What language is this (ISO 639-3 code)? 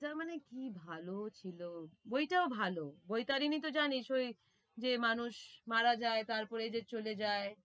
ben